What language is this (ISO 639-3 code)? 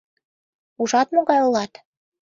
chm